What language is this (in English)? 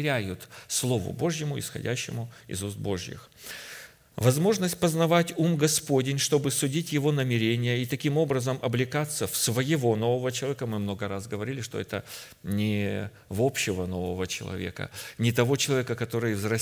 Russian